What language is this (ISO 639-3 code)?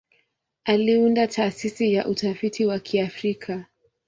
swa